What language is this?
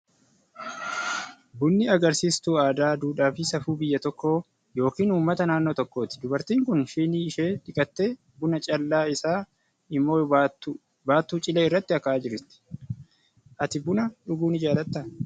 Oromo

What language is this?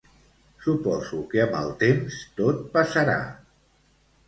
Catalan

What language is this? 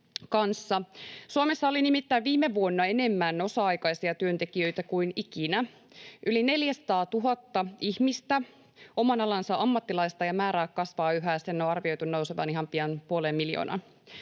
Finnish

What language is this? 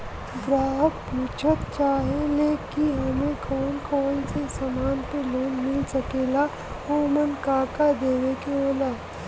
Bhojpuri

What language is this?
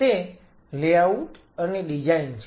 Gujarati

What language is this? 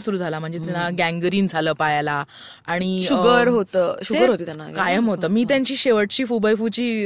Marathi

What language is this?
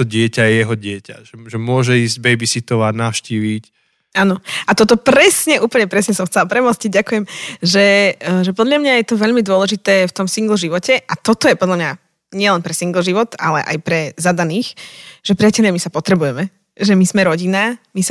Slovak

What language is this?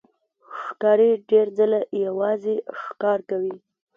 Pashto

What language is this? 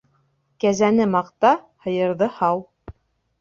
Bashkir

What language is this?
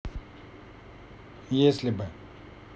Russian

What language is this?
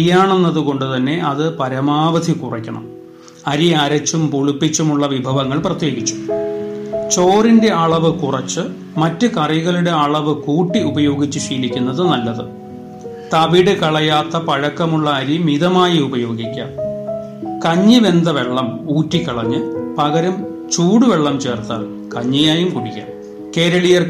Malayalam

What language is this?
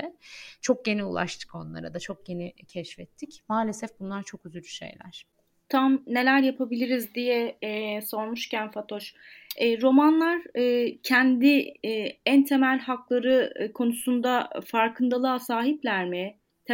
Turkish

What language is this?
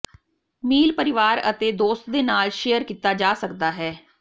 Punjabi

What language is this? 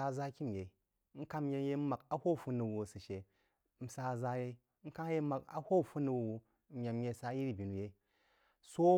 Jiba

